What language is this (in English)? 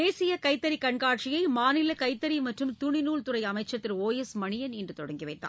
Tamil